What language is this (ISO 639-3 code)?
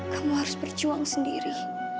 ind